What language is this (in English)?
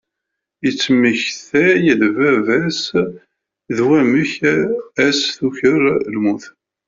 Kabyle